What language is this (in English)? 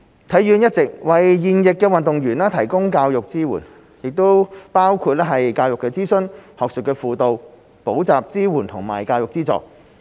Cantonese